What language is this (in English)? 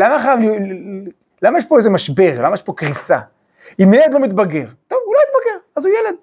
Hebrew